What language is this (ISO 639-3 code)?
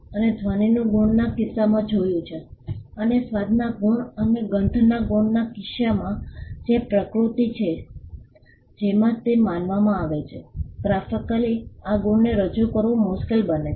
guj